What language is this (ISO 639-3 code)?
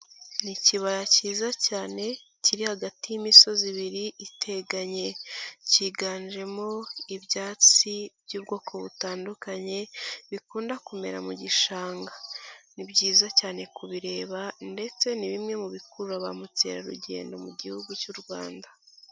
kin